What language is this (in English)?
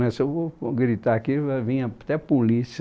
Portuguese